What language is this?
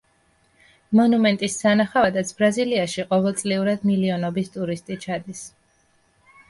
Georgian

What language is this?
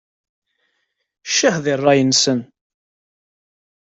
Kabyle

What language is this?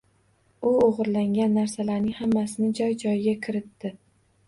Uzbek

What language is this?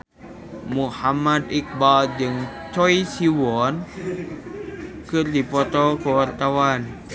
Sundanese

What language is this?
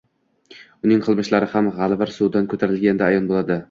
Uzbek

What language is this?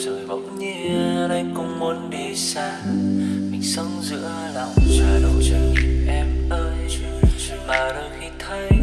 Vietnamese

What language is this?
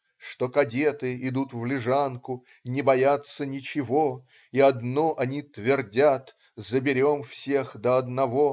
Russian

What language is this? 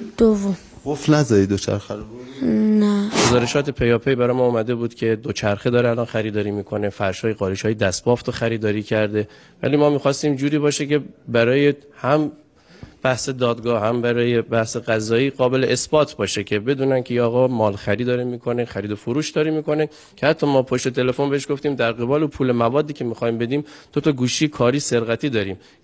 Persian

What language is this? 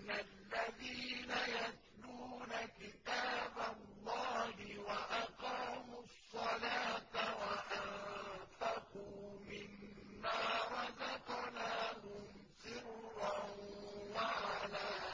Arabic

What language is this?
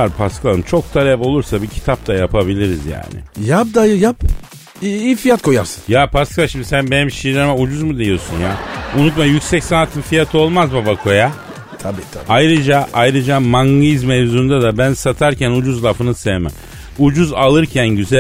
Turkish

